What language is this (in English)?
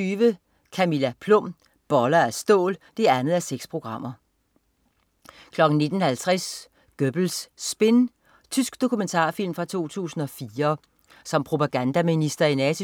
Danish